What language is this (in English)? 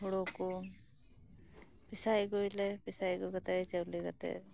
Santali